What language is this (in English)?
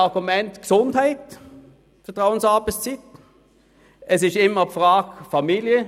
Swiss German